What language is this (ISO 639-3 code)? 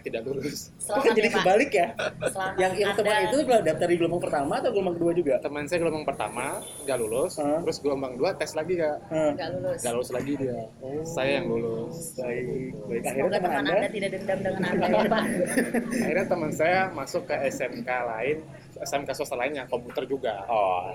ind